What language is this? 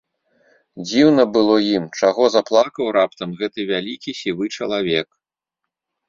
Belarusian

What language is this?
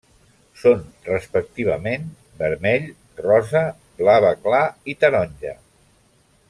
Catalan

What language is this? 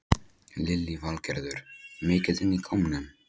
Icelandic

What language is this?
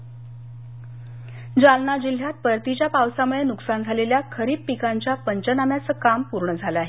Marathi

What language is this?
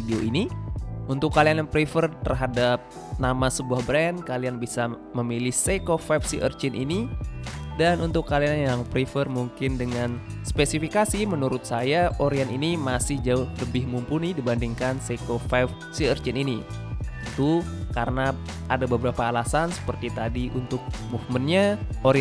Indonesian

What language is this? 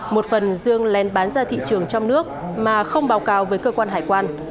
Vietnamese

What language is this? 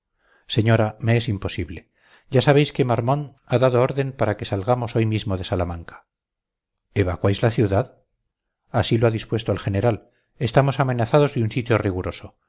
Spanish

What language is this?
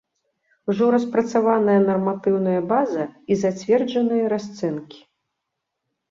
Belarusian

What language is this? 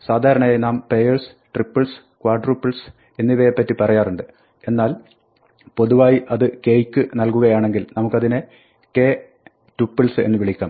Malayalam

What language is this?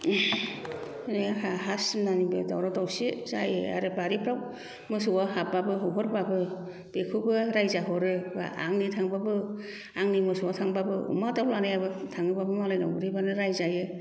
Bodo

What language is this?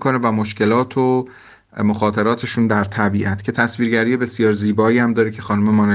Persian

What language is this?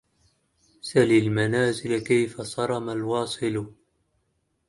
Arabic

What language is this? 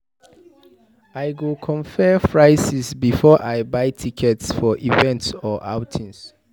Nigerian Pidgin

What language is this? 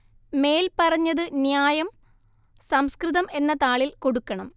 Malayalam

